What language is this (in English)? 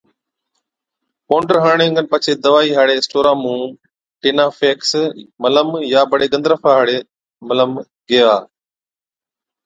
Od